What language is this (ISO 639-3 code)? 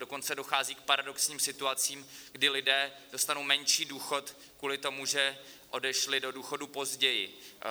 ces